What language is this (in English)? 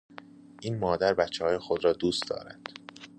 Persian